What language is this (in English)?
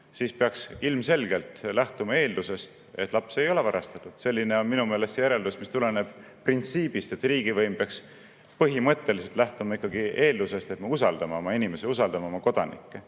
Estonian